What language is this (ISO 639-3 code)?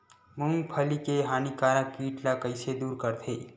hne